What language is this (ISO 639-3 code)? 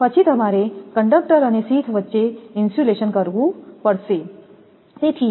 guj